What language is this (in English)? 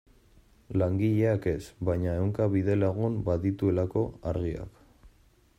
Basque